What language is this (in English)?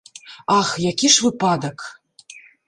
Belarusian